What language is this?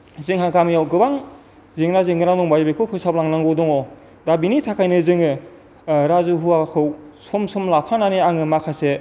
Bodo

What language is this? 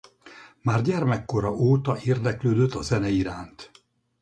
Hungarian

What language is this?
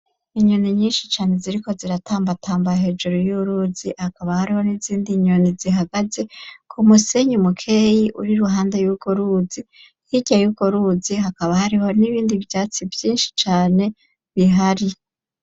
Rundi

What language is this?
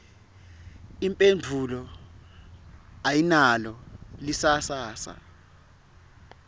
Swati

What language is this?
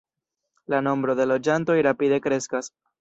Esperanto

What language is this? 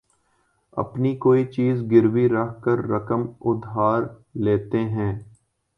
Urdu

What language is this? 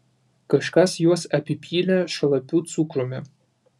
Lithuanian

